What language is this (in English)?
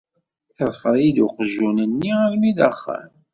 Kabyle